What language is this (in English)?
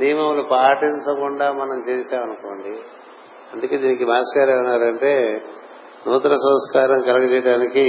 Telugu